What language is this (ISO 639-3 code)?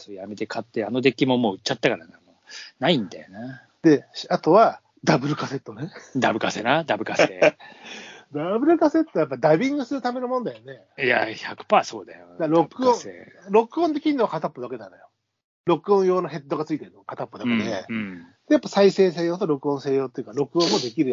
jpn